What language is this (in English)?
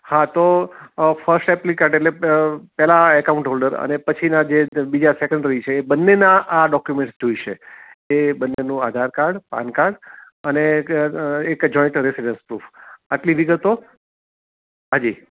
Gujarati